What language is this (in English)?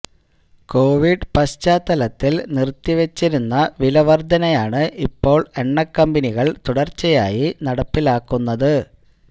Malayalam